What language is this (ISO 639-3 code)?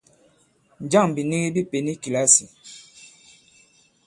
abb